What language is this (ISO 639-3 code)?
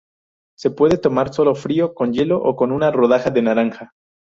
spa